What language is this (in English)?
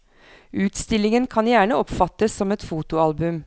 Norwegian